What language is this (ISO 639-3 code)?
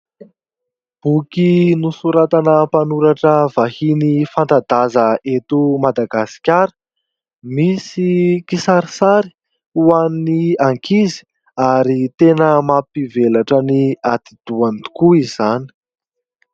mlg